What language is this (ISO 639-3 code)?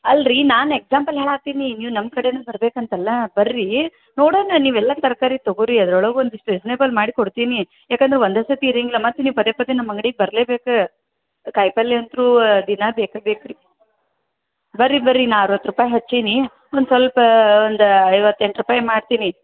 kan